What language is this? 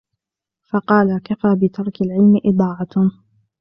Arabic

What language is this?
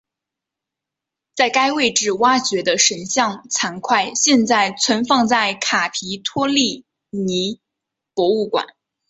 Chinese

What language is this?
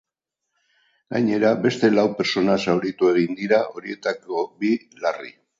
Basque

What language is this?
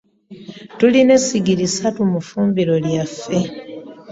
Ganda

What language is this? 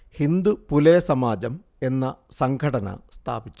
Malayalam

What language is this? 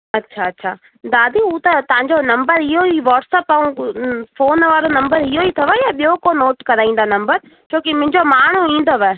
Sindhi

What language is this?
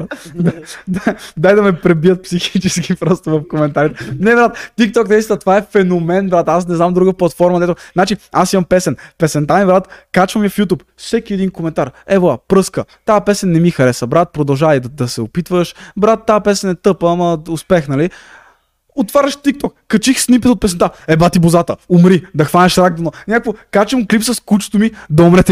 Bulgarian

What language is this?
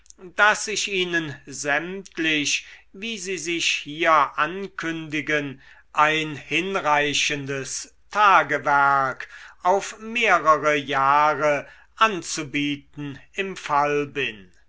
German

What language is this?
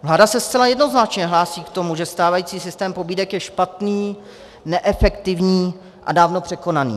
Czech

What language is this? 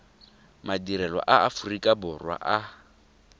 Tswana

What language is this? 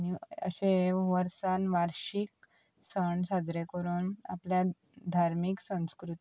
Konkani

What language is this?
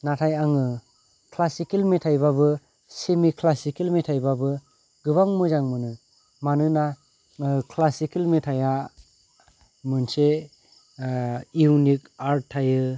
Bodo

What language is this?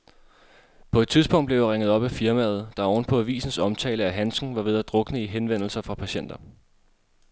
Danish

